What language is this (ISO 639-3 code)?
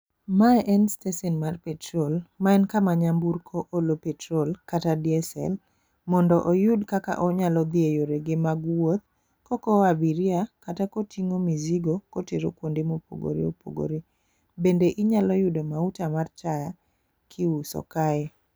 luo